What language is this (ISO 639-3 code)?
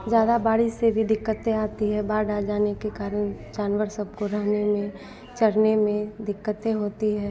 hin